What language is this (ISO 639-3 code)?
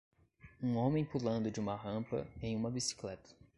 por